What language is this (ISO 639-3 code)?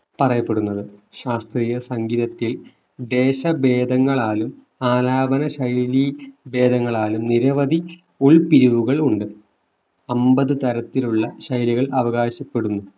mal